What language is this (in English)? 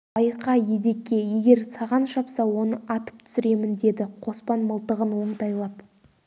Kazakh